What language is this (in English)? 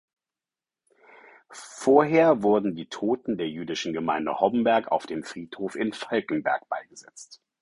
German